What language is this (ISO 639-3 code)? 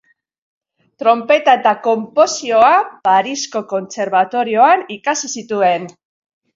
eus